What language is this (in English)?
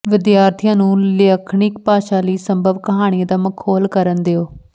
Punjabi